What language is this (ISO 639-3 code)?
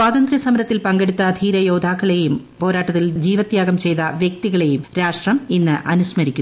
mal